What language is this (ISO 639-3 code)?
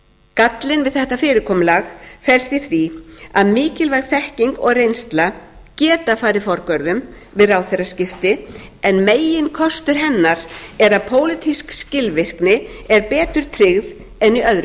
isl